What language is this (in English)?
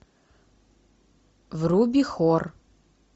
Russian